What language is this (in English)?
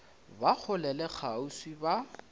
Northern Sotho